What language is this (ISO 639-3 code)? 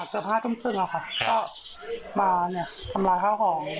tha